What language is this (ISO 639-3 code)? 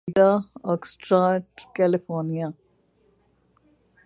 urd